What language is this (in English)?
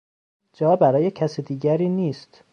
Persian